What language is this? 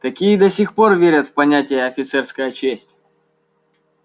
Russian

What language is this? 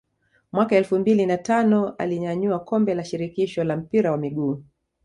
Swahili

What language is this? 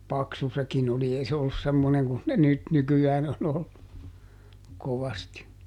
Finnish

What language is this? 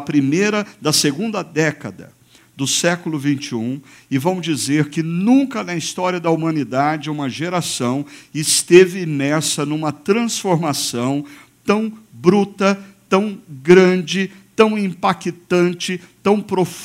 Portuguese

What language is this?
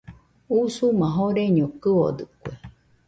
Nüpode Huitoto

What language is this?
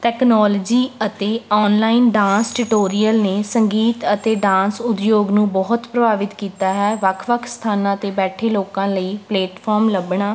Punjabi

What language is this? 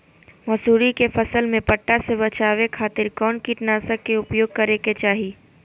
Magahi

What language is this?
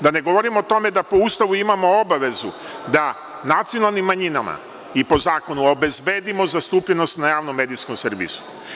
Serbian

